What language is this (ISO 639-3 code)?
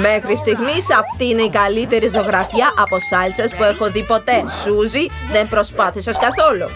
ell